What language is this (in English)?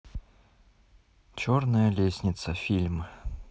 Russian